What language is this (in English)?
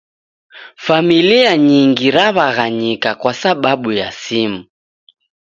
Taita